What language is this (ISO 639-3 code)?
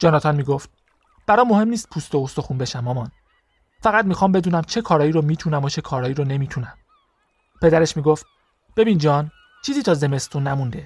fas